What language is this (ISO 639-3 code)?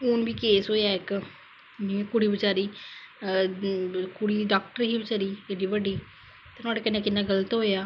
doi